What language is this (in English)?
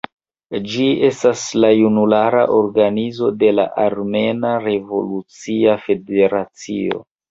Esperanto